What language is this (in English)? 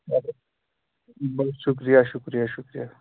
Kashmiri